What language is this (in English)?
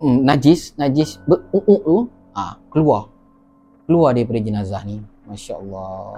Malay